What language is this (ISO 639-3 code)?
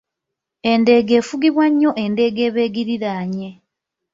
lug